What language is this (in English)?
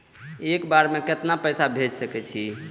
Maithili